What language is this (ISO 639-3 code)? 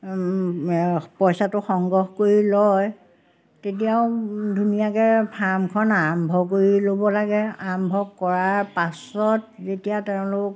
asm